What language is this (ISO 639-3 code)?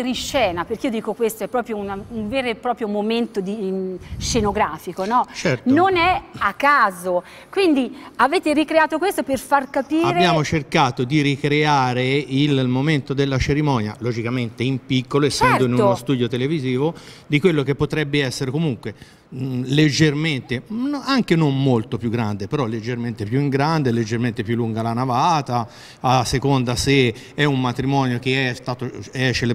ita